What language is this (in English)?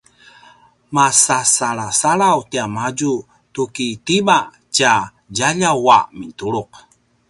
Paiwan